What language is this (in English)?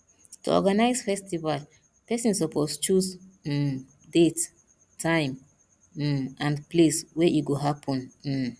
Nigerian Pidgin